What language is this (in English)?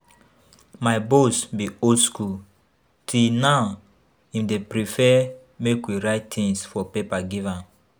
Nigerian Pidgin